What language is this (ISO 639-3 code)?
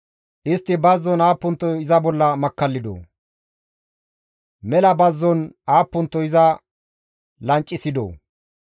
gmv